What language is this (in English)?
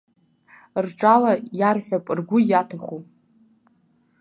Abkhazian